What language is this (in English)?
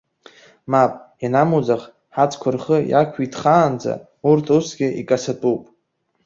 Abkhazian